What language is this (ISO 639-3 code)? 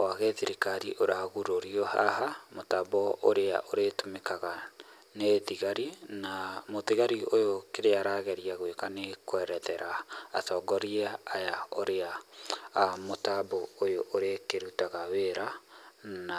kik